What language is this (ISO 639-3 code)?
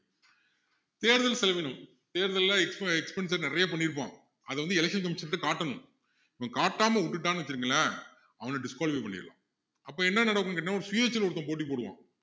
tam